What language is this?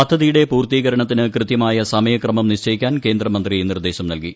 Malayalam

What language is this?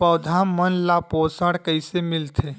Chhattisgarhi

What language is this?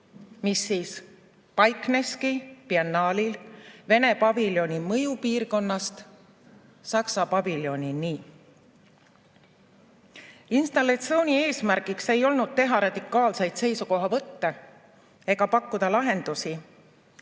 Estonian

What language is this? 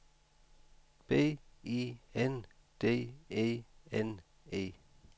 Danish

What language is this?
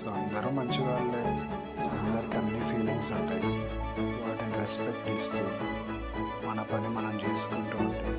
Telugu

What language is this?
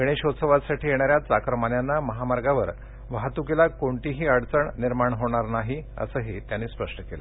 Marathi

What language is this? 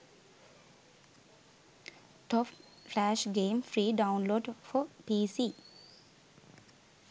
Sinhala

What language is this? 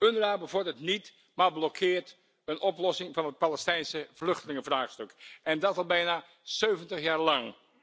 Dutch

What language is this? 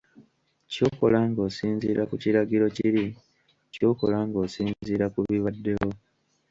Ganda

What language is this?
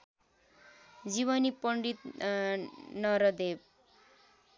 Nepali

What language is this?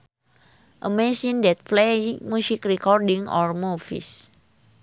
Sundanese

